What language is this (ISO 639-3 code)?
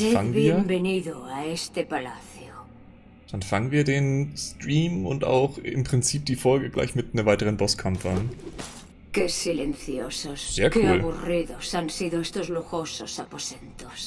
deu